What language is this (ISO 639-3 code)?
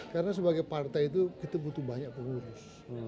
ind